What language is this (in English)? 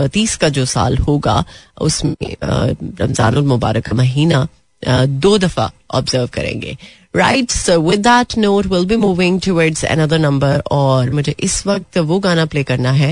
Hindi